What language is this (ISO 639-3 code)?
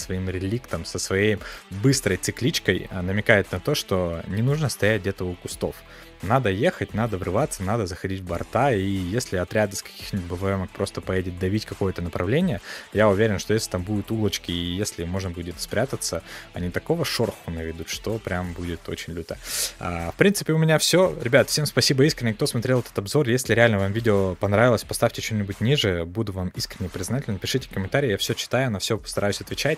rus